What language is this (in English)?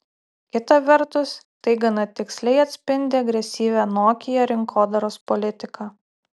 Lithuanian